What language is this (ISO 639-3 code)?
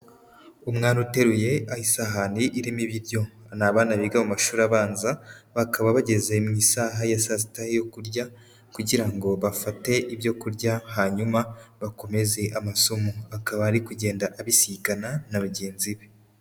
kin